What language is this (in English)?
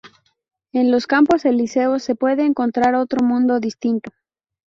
Spanish